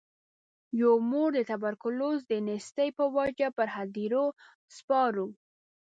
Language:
Pashto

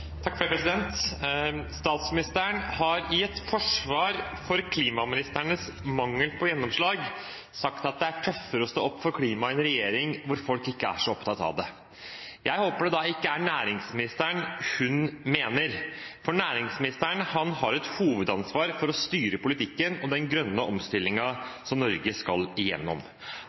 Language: Norwegian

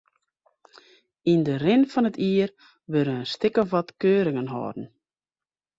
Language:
Western Frisian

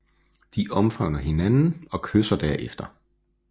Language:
Danish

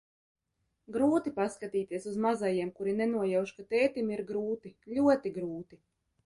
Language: Latvian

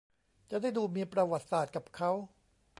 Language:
Thai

